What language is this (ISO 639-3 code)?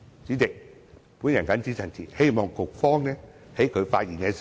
yue